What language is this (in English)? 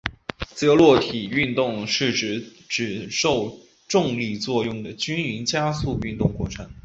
Chinese